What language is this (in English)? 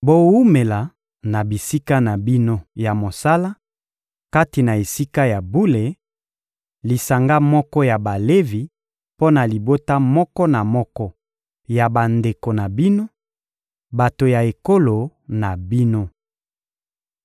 Lingala